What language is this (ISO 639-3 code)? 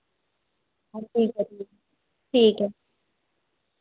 doi